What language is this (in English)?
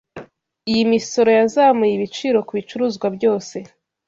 Kinyarwanda